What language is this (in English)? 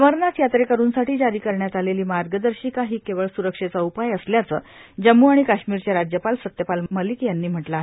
Marathi